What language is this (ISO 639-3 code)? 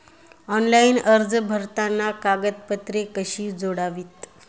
mar